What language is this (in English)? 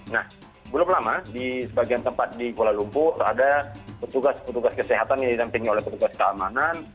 Indonesian